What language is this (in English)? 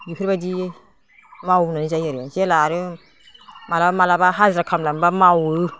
Bodo